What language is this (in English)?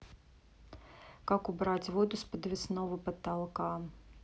Russian